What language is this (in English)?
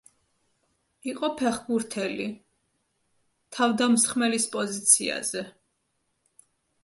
Georgian